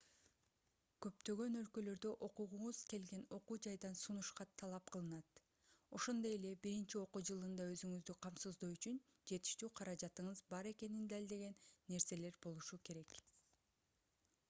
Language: Kyrgyz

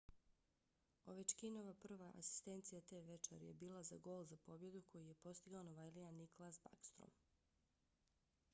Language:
Bosnian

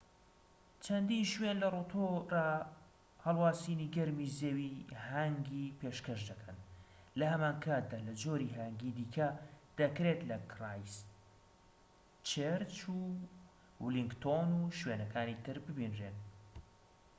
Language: Central Kurdish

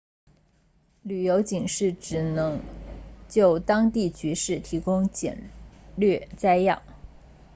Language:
Chinese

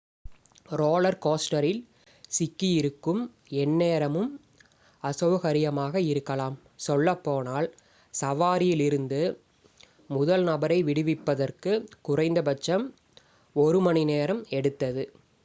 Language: Tamil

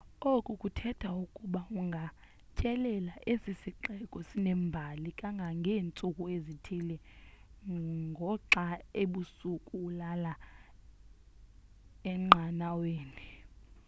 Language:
Xhosa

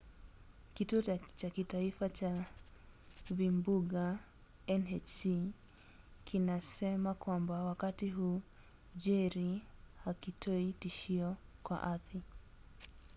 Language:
Swahili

